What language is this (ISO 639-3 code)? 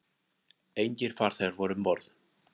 isl